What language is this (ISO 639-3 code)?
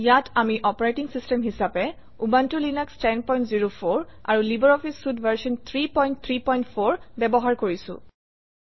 asm